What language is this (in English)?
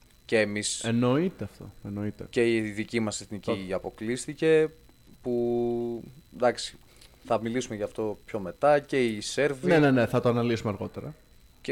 Greek